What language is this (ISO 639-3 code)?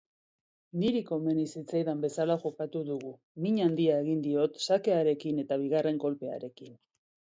eus